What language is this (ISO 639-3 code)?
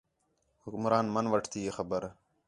xhe